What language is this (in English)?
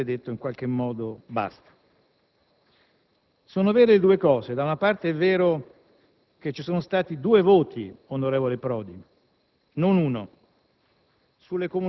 Italian